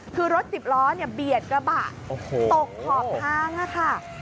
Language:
Thai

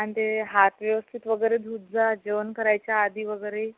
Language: Marathi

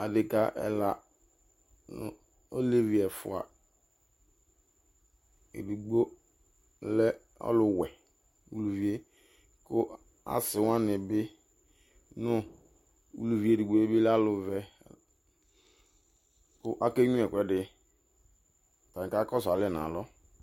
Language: Ikposo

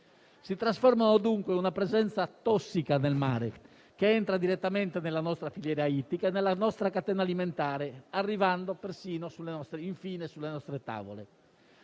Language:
Italian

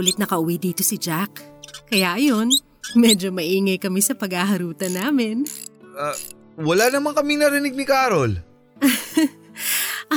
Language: Filipino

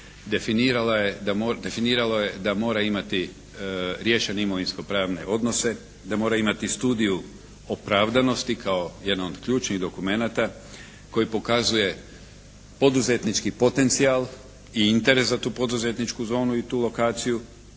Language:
Croatian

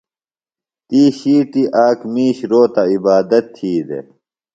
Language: Phalura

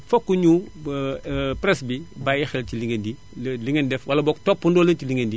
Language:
Wolof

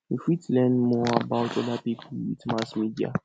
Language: Nigerian Pidgin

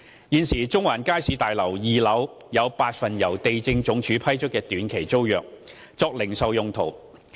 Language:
Cantonese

